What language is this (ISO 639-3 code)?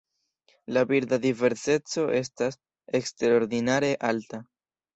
epo